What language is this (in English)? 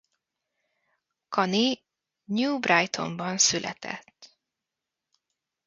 Hungarian